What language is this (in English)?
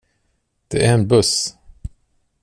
Swedish